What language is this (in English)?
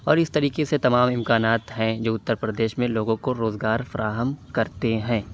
Urdu